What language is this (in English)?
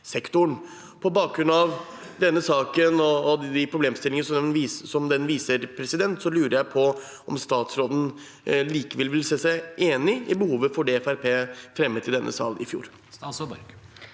Norwegian